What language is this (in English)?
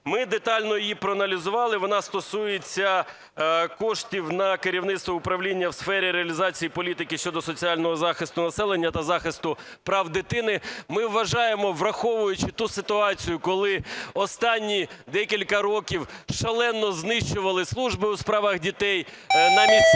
Ukrainian